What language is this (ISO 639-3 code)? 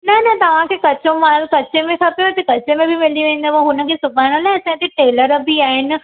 snd